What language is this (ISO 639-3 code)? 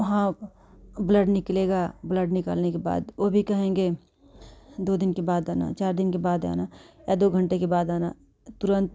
hin